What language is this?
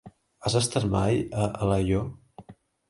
Catalan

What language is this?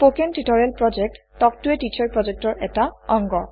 Assamese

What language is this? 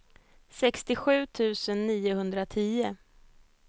Swedish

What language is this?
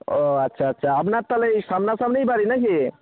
Bangla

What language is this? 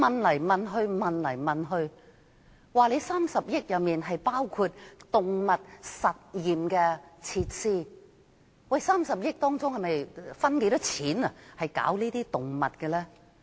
Cantonese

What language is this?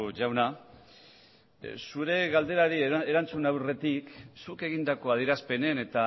Basque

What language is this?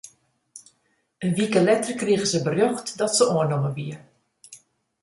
Western Frisian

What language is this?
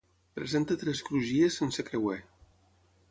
Catalan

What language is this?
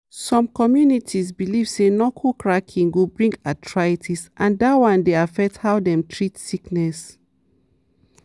Nigerian Pidgin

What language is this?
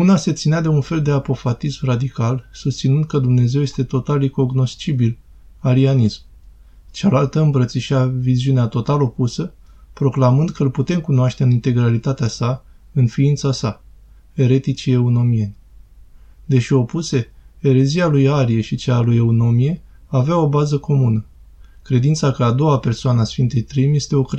Romanian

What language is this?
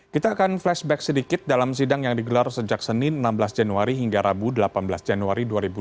Indonesian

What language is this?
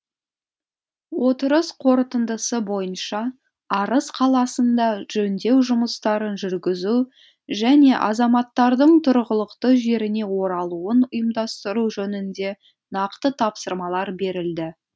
Kazakh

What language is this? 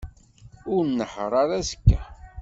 Kabyle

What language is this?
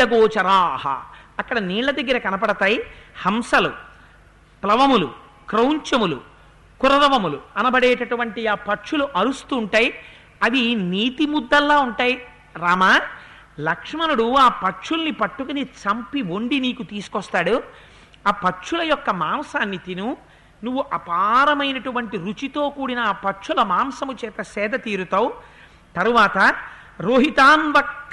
Telugu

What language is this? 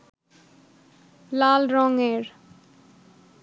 Bangla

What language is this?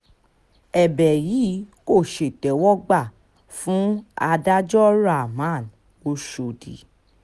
Yoruba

